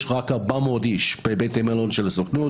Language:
Hebrew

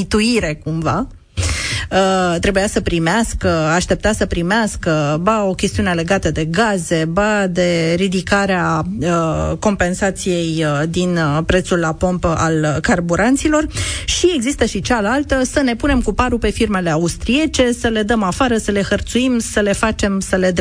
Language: Romanian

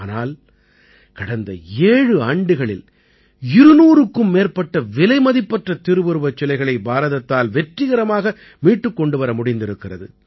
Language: Tamil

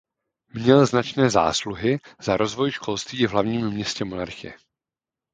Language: Czech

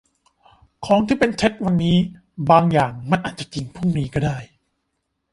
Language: Thai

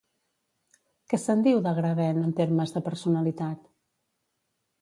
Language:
Catalan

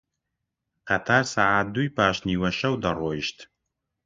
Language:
Central Kurdish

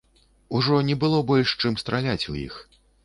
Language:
Belarusian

